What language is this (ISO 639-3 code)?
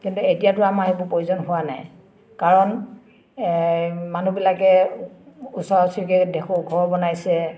asm